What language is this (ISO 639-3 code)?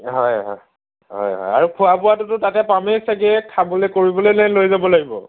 asm